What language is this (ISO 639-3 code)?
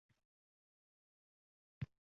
uzb